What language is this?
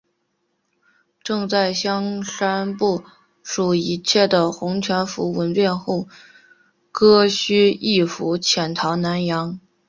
Chinese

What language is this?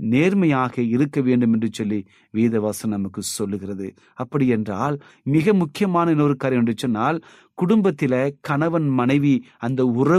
Tamil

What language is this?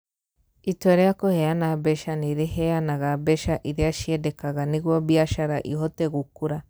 Kikuyu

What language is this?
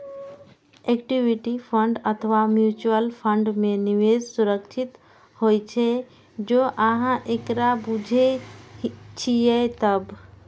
Maithili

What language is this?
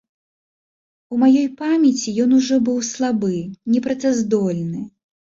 Belarusian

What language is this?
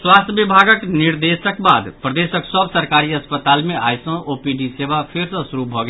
Maithili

